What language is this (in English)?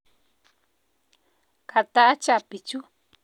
Kalenjin